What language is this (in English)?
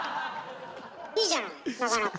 Japanese